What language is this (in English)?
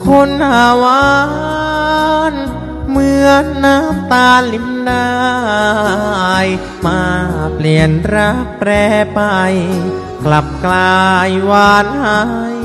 Thai